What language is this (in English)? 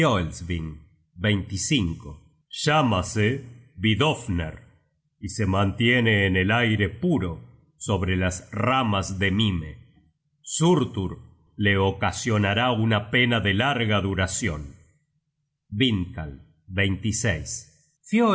Spanish